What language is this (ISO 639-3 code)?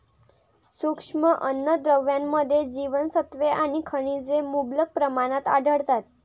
mar